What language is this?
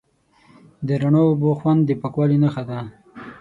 Pashto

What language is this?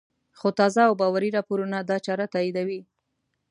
Pashto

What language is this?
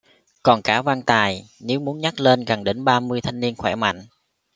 Vietnamese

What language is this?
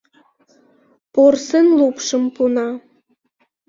Mari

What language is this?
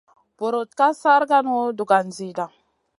Masana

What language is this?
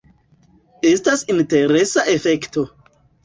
Esperanto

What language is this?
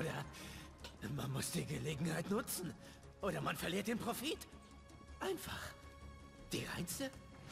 German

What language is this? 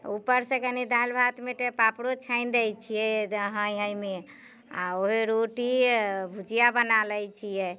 Maithili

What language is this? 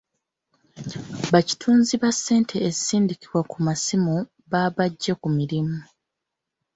Ganda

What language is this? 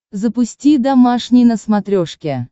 Russian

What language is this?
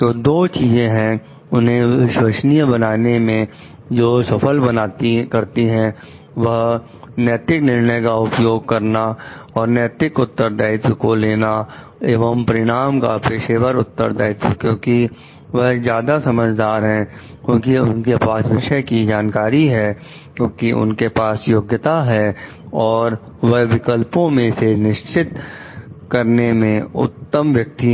Hindi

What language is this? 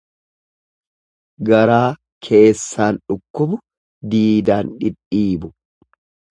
Oromo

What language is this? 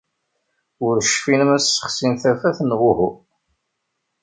Kabyle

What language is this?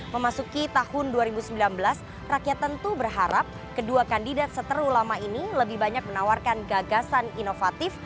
Indonesian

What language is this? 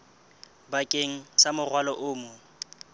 Southern Sotho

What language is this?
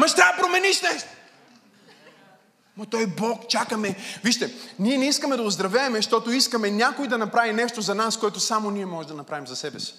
Bulgarian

